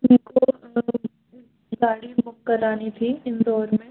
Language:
Hindi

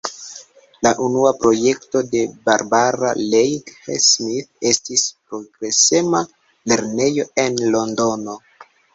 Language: Esperanto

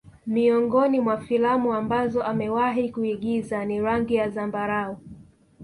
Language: Swahili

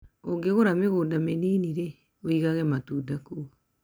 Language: Kikuyu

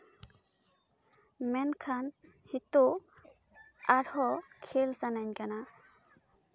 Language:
Santali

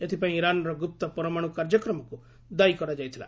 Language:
Odia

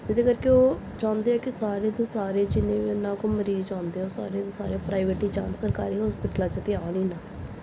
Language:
Punjabi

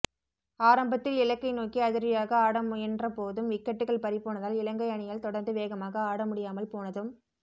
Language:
Tamil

